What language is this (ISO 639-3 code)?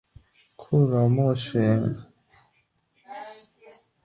zho